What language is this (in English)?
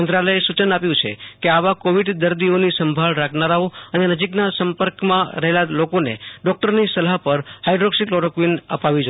Gujarati